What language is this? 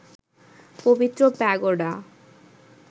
Bangla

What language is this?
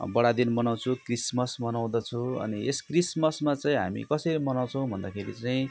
Nepali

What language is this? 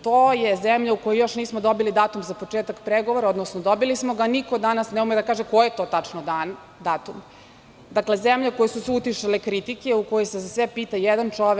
Serbian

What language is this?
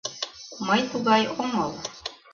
Mari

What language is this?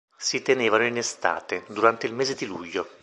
Italian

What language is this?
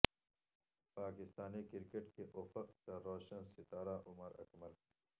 Urdu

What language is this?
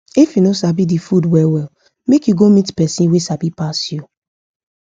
Nigerian Pidgin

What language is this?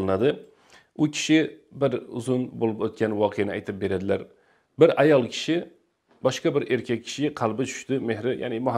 Turkish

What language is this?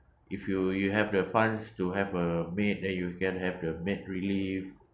English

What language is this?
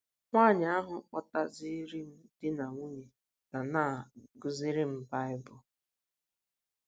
Igbo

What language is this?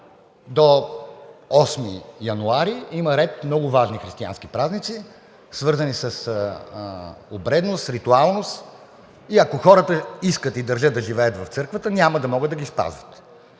Bulgarian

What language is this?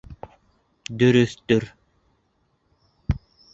Bashkir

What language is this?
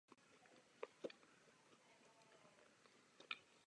Czech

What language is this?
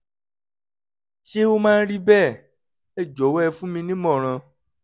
Yoruba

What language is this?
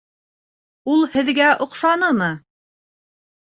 Bashkir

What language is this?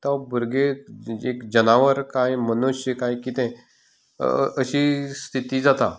Konkani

